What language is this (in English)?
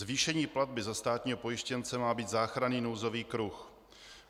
Czech